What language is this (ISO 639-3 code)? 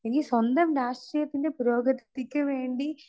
mal